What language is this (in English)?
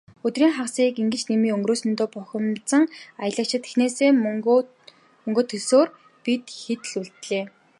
Mongolian